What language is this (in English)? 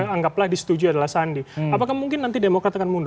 Indonesian